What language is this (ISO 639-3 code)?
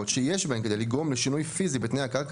heb